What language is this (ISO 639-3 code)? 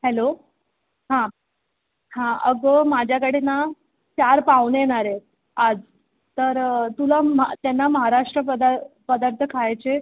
mar